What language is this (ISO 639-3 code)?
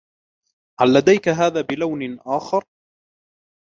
ara